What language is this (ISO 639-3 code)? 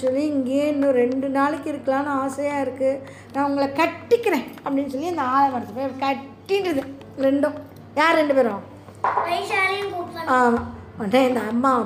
tam